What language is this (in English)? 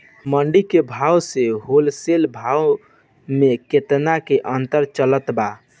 Bhojpuri